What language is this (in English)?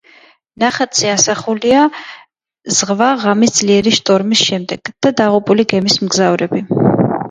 Georgian